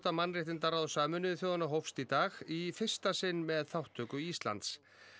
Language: Icelandic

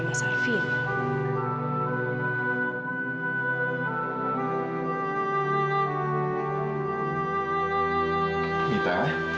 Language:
Indonesian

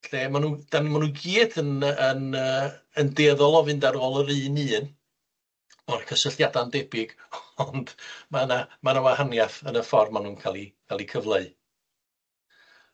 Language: Welsh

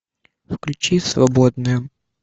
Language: Russian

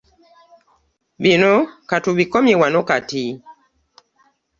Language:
Ganda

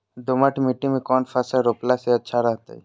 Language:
Magahi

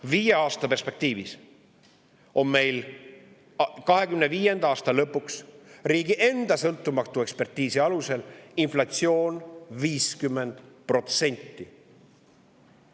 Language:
Estonian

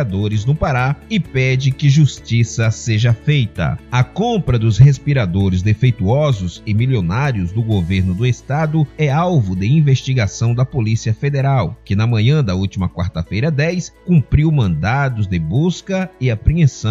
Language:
Portuguese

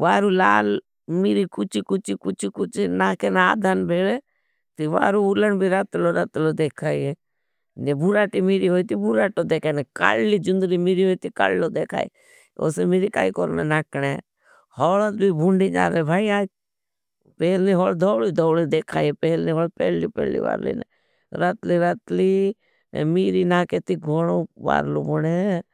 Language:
Bhili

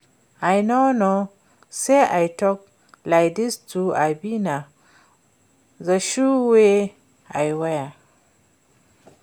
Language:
Nigerian Pidgin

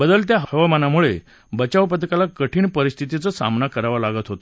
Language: Marathi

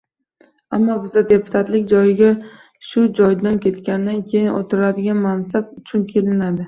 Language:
Uzbek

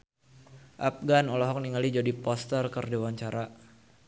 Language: Sundanese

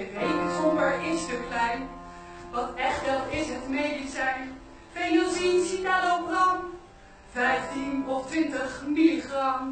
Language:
Dutch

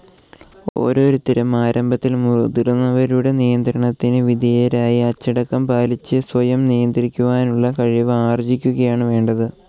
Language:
Malayalam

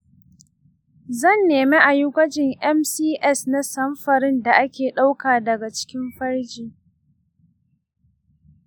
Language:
Hausa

